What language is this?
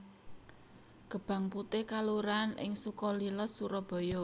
Javanese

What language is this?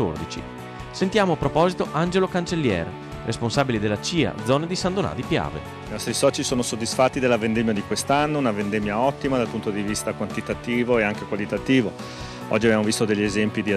Italian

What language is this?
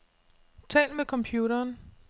Danish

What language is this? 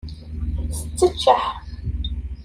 Kabyle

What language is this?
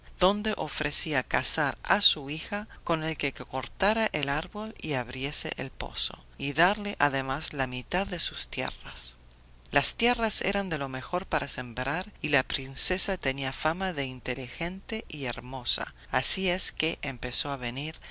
Spanish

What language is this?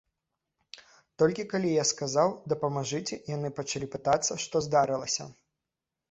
Belarusian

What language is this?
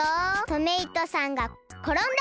Japanese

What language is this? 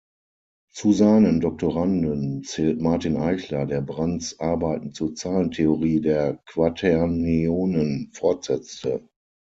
German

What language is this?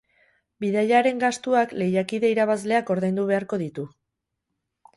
Basque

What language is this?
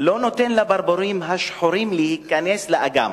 Hebrew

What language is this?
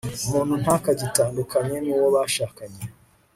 Kinyarwanda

